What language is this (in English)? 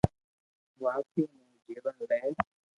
Loarki